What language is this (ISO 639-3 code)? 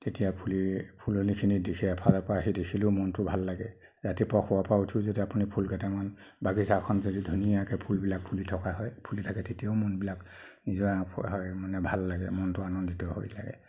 asm